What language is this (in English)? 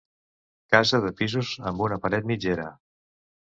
Catalan